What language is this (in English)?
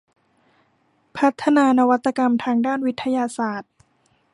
Thai